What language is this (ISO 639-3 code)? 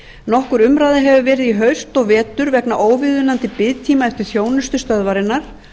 isl